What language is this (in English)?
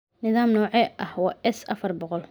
Somali